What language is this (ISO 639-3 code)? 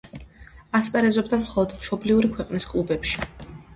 kat